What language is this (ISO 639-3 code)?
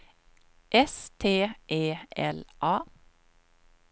swe